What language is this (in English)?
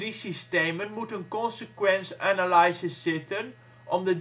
Dutch